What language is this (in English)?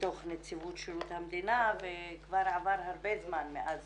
Hebrew